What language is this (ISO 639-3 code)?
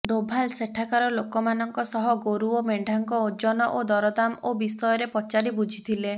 ori